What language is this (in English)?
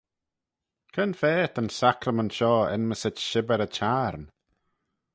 Manx